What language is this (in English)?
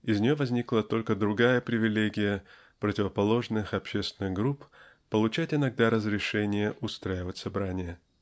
Russian